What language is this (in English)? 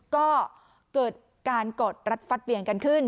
Thai